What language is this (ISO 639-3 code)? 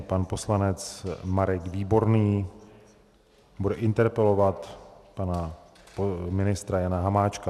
ces